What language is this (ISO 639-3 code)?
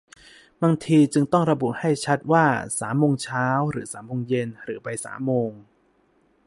tha